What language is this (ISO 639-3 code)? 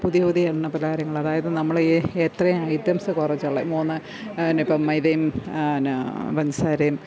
mal